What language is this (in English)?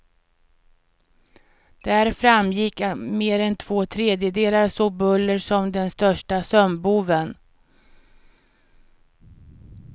Swedish